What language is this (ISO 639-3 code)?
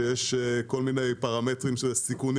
heb